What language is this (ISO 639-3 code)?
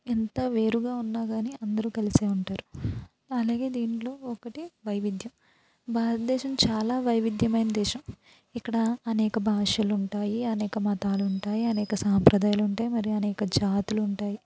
tel